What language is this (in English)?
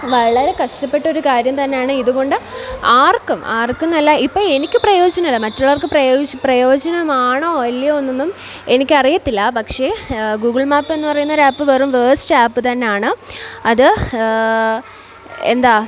Malayalam